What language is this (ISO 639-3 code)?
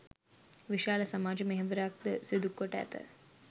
sin